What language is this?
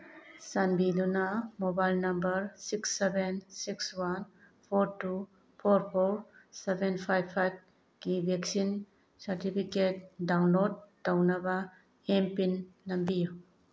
Manipuri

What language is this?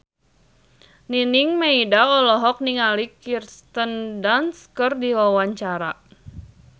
Sundanese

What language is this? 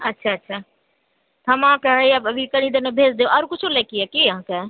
Maithili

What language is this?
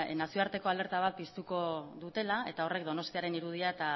Basque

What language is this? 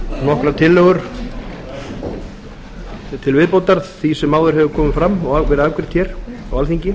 Icelandic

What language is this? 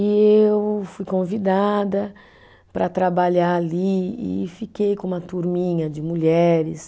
Portuguese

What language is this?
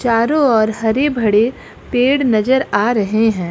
Hindi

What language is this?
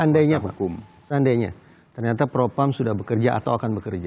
Indonesian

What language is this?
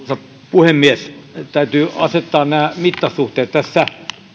Finnish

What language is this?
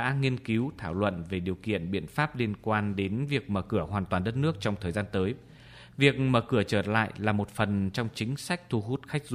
Vietnamese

